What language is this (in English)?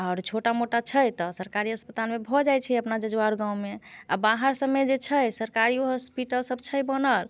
Maithili